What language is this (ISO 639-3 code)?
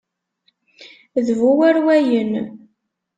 kab